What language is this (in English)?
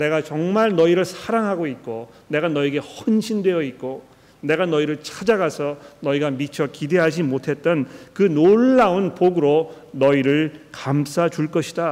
Korean